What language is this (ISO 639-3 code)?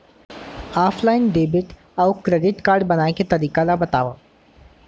hne